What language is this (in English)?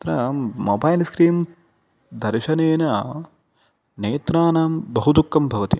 Sanskrit